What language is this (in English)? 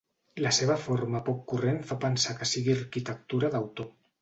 Catalan